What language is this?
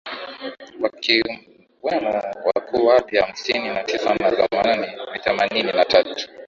Swahili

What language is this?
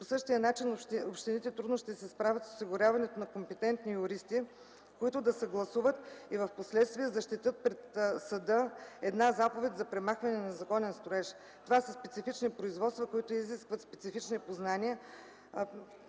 Bulgarian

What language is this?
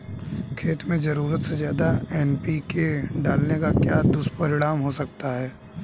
Hindi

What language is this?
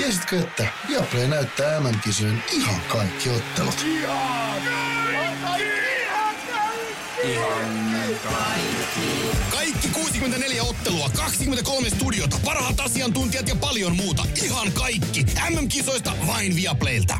Finnish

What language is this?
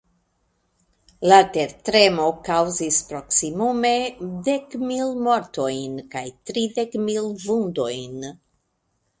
Esperanto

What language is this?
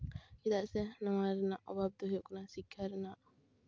Santali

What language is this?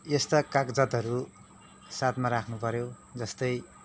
Nepali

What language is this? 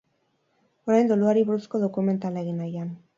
Basque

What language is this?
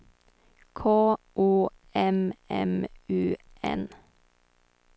Swedish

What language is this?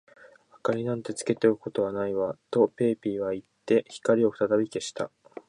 Japanese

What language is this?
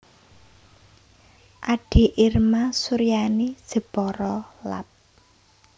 Javanese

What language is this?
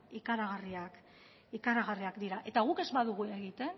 Basque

